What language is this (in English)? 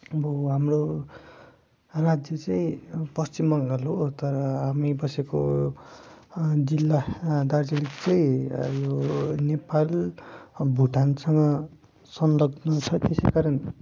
Nepali